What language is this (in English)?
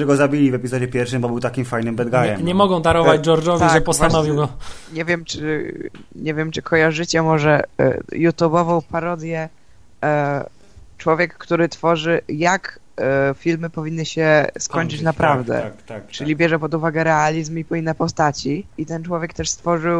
Polish